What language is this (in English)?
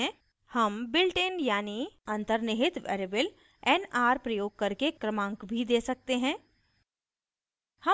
Hindi